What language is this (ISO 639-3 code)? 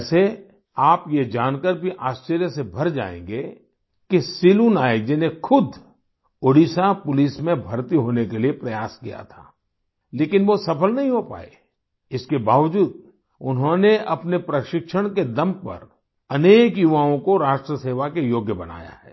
hin